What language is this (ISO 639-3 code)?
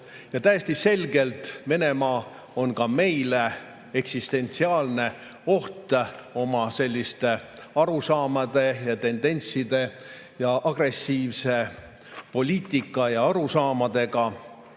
est